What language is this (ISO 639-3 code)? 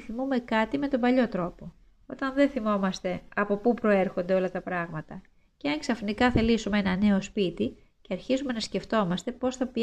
ell